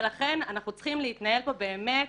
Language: Hebrew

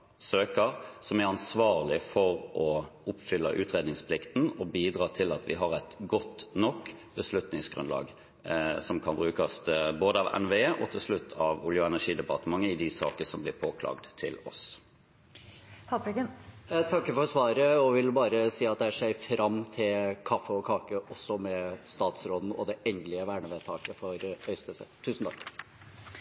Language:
Norwegian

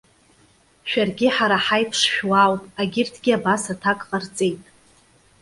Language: Abkhazian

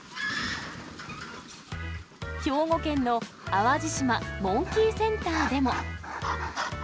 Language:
Japanese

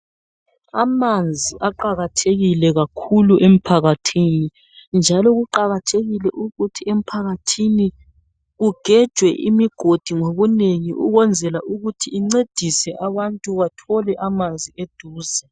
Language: North Ndebele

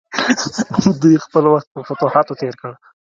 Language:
Pashto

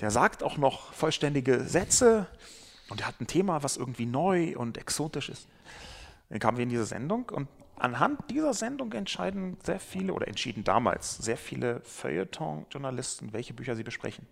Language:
German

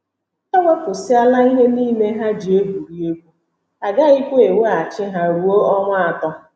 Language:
Igbo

